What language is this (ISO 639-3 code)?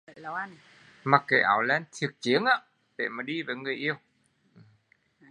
vie